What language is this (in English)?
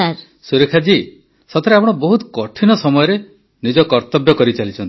Odia